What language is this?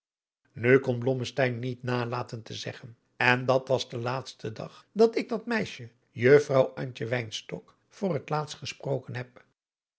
Dutch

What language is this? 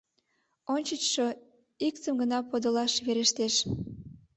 Mari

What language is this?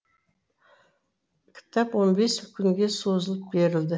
Kazakh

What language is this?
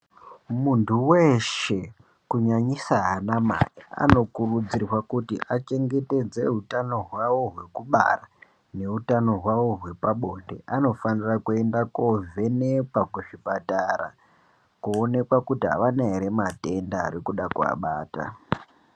Ndau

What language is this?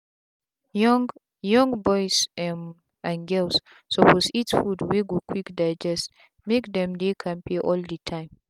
Nigerian Pidgin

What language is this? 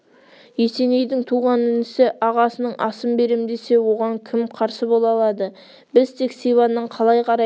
Kazakh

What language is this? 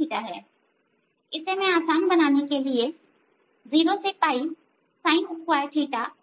Hindi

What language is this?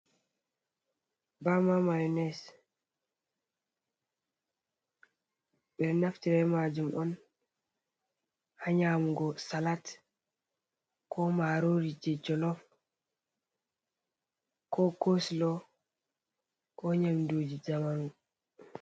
Fula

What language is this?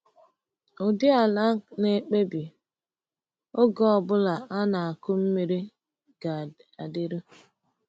Igbo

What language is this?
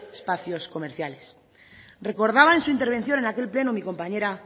Spanish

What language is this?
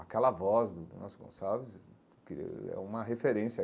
Portuguese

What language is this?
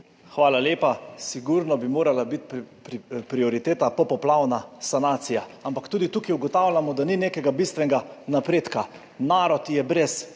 Slovenian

